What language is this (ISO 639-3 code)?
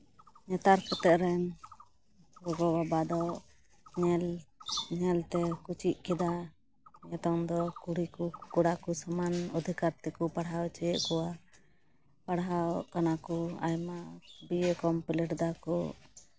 sat